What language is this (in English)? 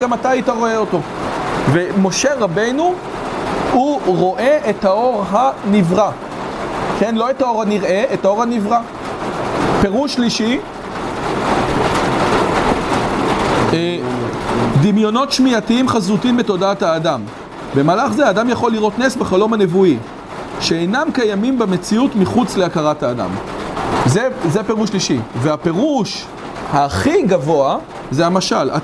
Hebrew